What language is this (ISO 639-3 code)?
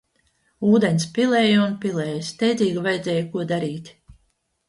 lav